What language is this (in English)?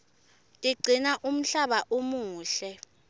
Swati